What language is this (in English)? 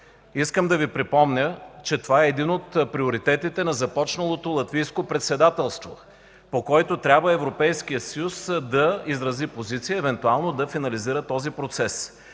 Bulgarian